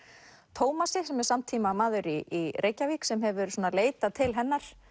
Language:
Icelandic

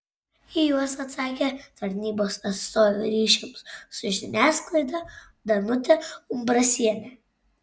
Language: Lithuanian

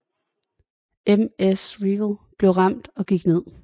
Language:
Danish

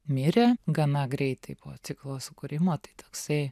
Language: Lithuanian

